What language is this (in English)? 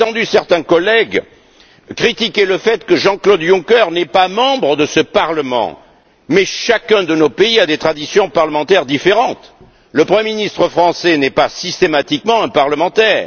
French